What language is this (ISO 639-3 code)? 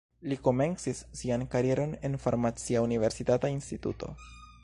epo